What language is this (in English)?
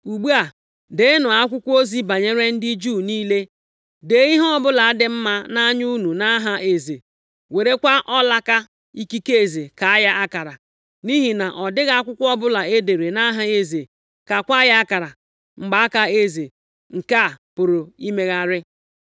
Igbo